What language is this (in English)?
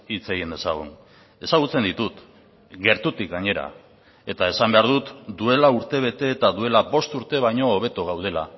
Basque